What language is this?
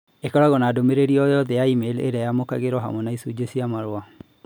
Kikuyu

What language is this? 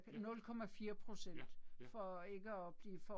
Danish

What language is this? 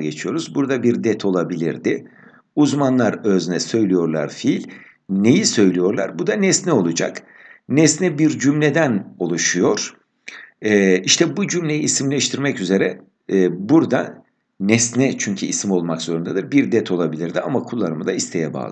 Turkish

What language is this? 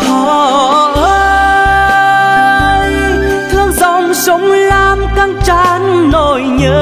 Vietnamese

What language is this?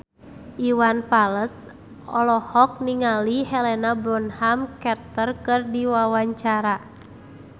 Sundanese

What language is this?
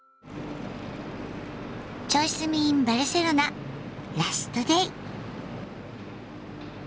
Japanese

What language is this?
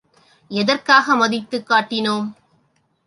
Tamil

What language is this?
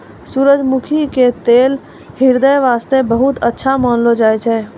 Maithili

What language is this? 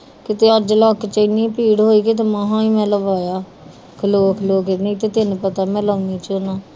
Punjabi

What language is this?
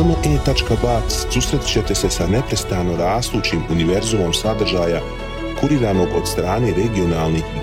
Croatian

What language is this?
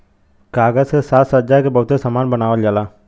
Bhojpuri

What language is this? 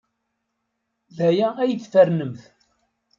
Kabyle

